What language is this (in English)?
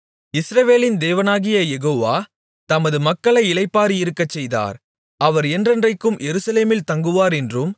Tamil